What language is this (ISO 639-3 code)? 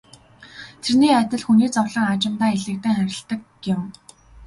mon